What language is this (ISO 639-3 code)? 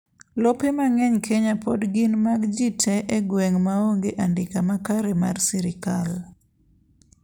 luo